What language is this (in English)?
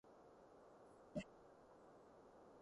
Cantonese